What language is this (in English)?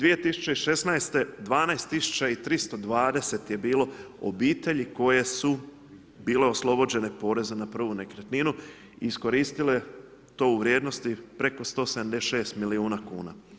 Croatian